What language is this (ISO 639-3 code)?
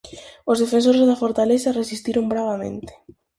glg